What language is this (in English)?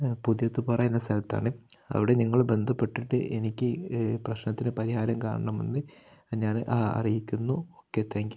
Malayalam